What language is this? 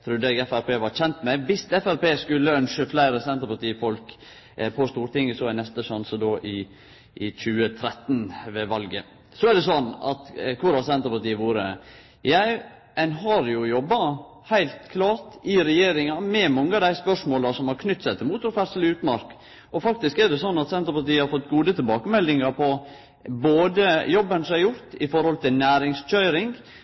Norwegian Nynorsk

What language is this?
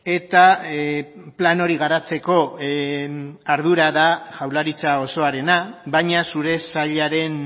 Basque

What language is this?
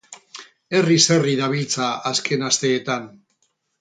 Basque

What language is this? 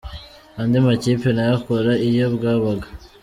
Kinyarwanda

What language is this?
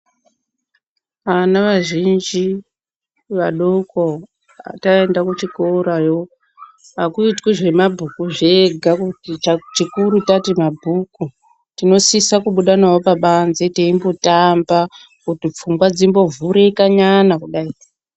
Ndau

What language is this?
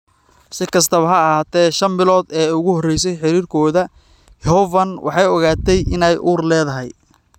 Somali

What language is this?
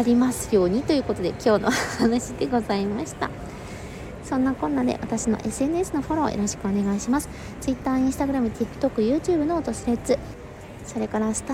Japanese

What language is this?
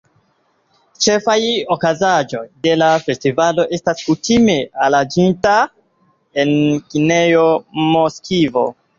Esperanto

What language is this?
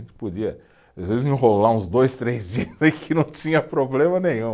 Portuguese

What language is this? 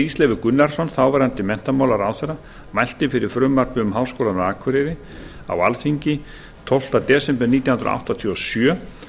Icelandic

